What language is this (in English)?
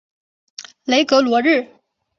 Chinese